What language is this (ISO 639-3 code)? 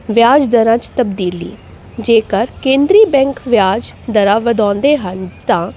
pan